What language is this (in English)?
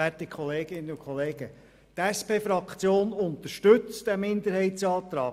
Swiss German